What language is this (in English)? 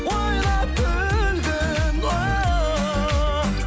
Kazakh